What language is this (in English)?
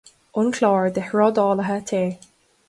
Irish